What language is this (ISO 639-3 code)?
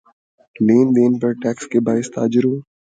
urd